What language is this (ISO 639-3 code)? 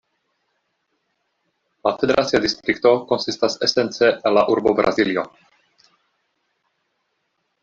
epo